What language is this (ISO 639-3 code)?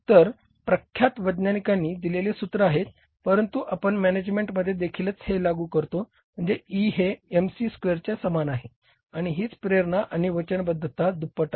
mar